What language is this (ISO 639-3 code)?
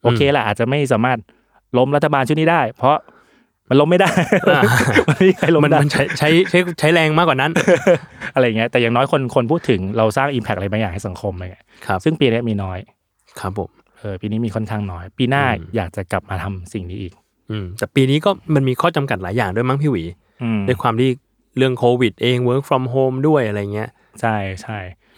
tha